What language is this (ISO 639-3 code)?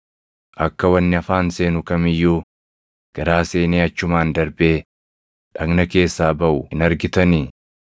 orm